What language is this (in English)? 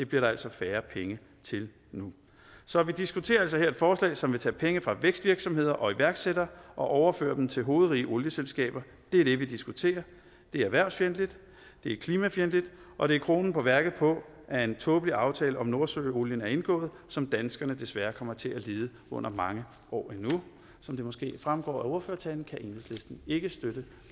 Danish